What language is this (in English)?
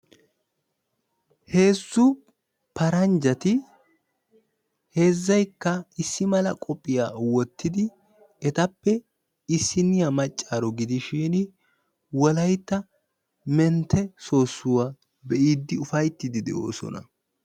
Wolaytta